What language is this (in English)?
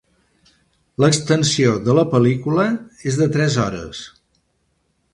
Catalan